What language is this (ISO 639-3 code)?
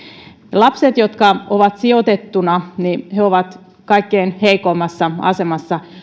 fin